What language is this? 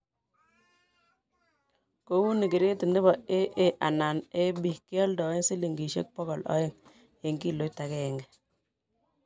Kalenjin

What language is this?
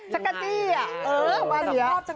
Thai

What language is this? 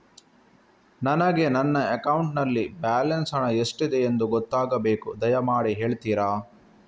Kannada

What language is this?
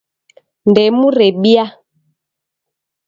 Taita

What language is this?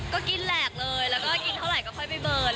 Thai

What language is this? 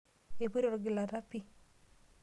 Masai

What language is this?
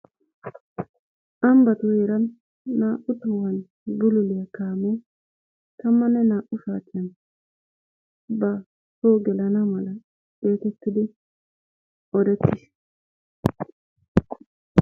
Wolaytta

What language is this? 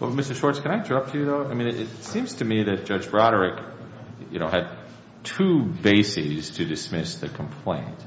English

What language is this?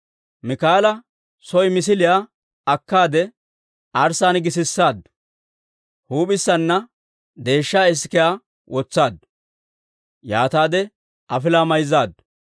Dawro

